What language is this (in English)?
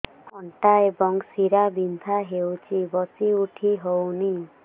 Odia